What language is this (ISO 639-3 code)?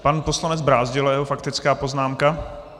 ces